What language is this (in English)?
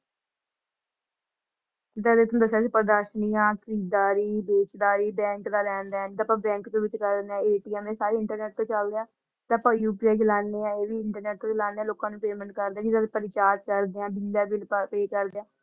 Punjabi